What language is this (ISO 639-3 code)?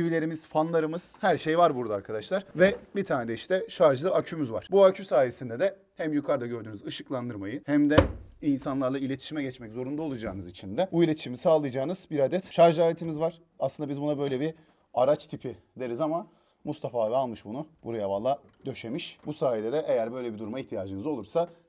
tur